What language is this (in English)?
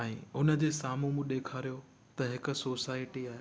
Sindhi